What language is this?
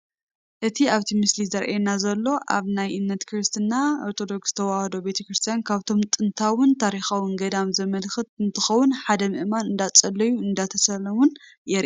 Tigrinya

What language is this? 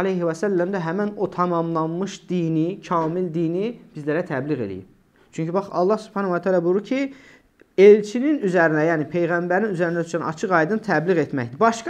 Turkish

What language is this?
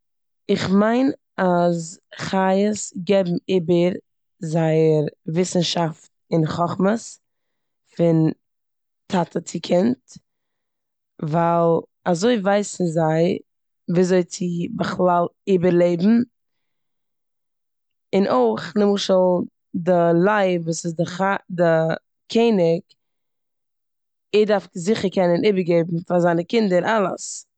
Yiddish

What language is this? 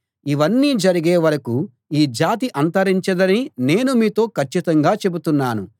Telugu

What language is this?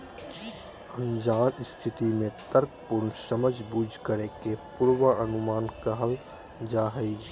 Magahi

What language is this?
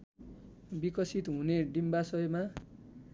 Nepali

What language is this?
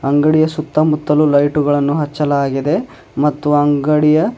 Kannada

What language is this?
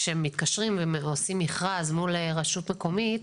Hebrew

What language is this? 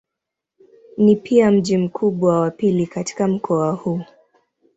Swahili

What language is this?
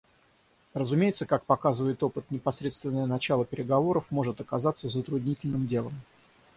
Russian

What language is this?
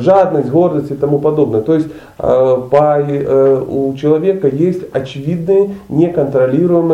Russian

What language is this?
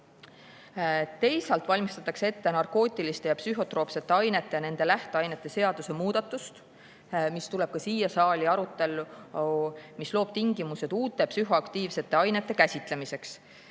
Estonian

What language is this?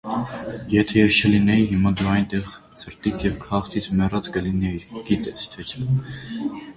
Armenian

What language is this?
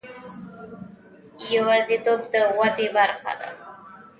Pashto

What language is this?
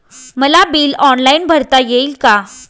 Marathi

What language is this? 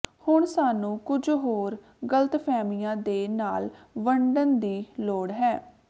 Punjabi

